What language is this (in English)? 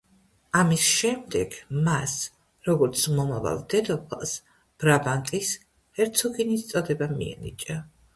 Georgian